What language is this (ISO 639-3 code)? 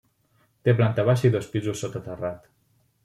cat